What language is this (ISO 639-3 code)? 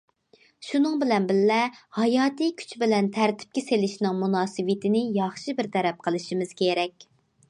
uig